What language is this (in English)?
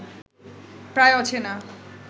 Bangla